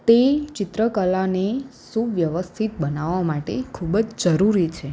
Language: Gujarati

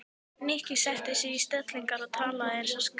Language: Icelandic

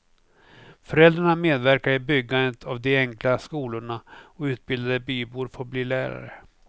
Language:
Swedish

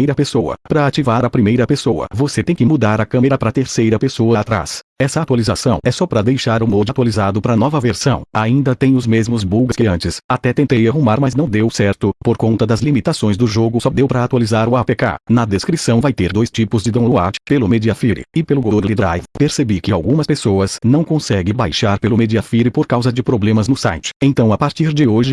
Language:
Portuguese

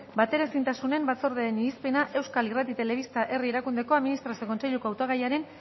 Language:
Basque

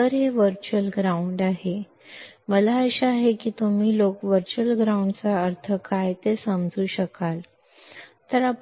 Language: Kannada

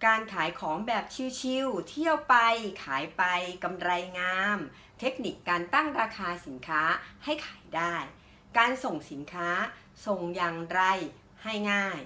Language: Thai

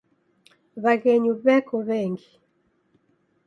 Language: Taita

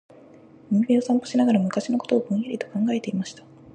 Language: Japanese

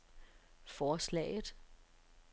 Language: Danish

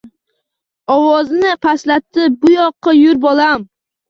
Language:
Uzbek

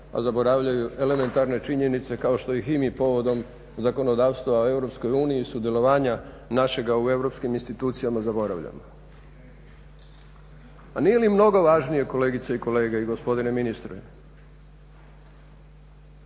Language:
Croatian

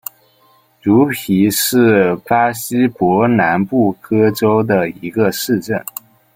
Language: Chinese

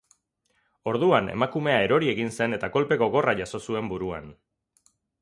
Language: Basque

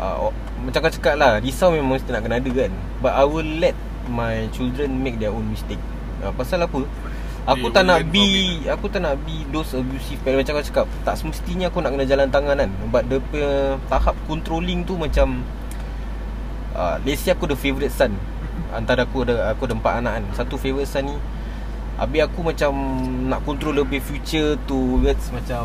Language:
Malay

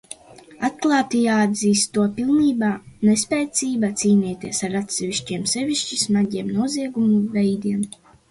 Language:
Latvian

